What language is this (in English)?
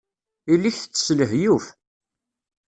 Kabyle